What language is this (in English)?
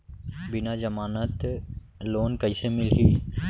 Chhattisgarhi